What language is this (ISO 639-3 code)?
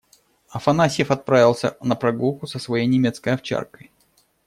rus